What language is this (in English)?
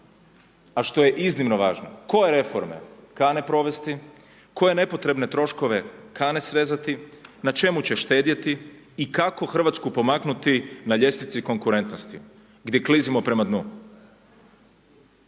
Croatian